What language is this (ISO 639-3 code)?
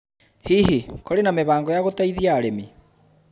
kik